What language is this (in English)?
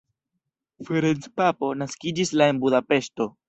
Esperanto